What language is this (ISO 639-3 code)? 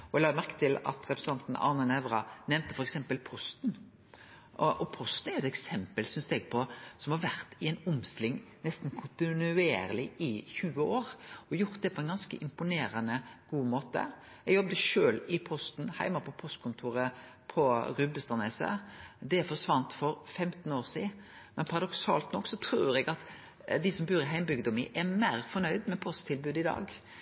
nno